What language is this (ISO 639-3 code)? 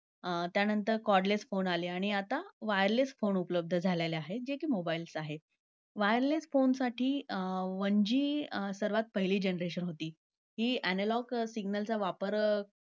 mar